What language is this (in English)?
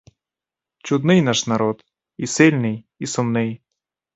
Ukrainian